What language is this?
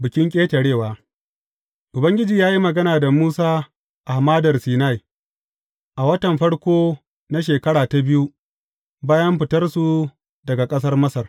Hausa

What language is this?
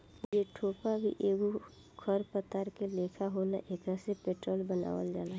Bhojpuri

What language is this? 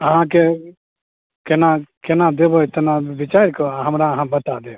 Maithili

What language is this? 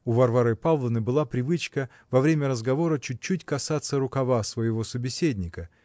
Russian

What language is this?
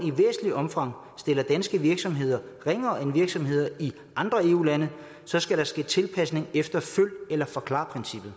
Danish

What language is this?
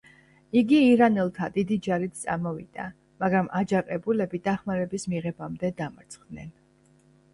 Georgian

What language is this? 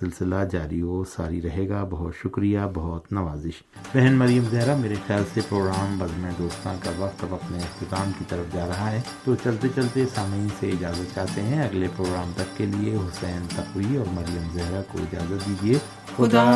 Urdu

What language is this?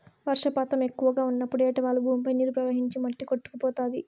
Telugu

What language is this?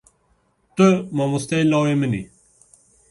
Kurdish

